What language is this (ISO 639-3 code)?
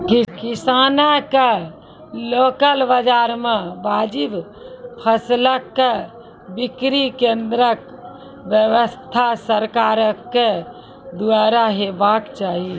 mai